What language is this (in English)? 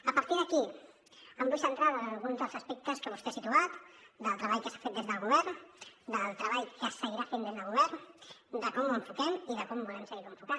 Catalan